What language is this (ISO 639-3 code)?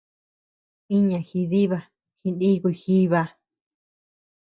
cux